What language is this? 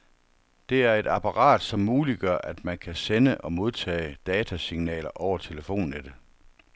Danish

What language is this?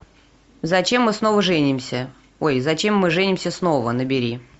Russian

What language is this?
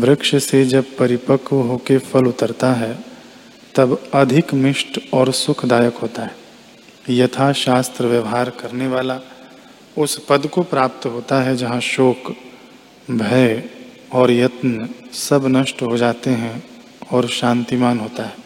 Hindi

